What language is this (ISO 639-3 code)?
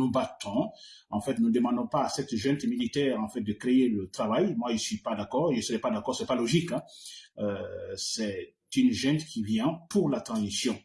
fra